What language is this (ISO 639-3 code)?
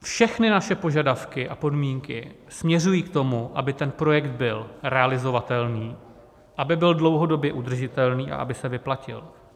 ces